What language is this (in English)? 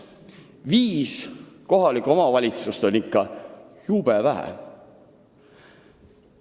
Estonian